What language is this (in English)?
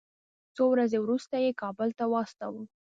Pashto